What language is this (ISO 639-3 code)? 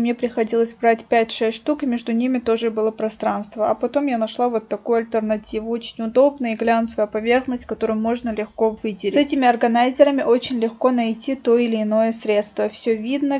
rus